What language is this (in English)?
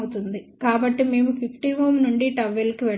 Telugu